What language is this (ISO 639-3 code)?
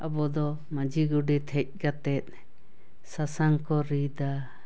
sat